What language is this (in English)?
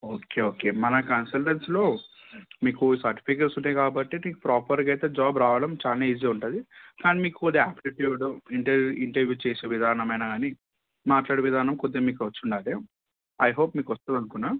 Telugu